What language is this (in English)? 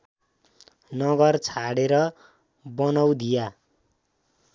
Nepali